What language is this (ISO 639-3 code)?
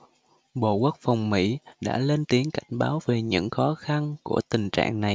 vie